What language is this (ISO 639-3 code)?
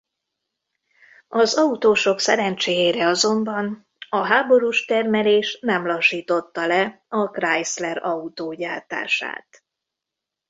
hun